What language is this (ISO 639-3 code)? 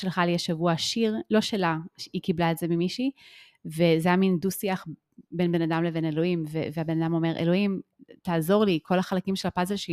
heb